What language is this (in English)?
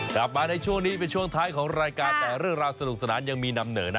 Thai